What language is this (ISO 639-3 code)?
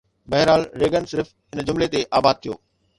snd